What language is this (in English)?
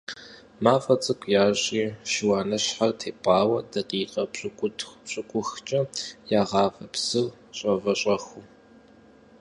Kabardian